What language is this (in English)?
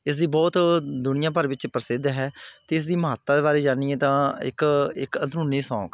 Punjabi